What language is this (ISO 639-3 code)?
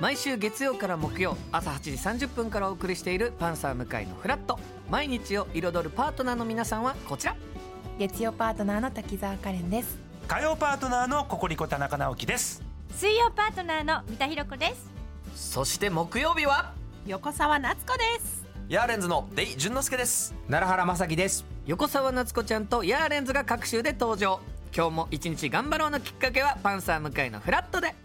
jpn